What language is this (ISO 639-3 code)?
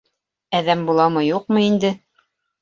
bak